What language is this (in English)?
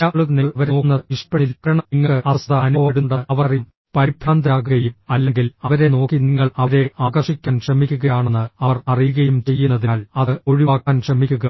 Malayalam